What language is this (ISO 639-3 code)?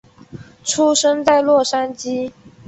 zho